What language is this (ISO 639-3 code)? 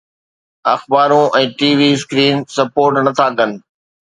snd